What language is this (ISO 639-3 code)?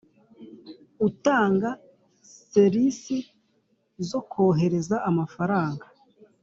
kin